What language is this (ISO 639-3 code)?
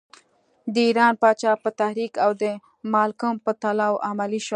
pus